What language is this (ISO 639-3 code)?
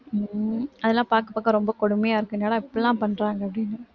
tam